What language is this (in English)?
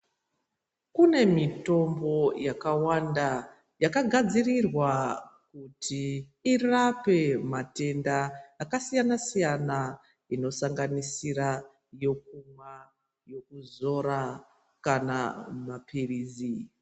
Ndau